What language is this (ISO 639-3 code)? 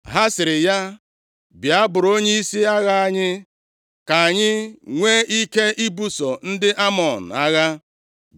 ibo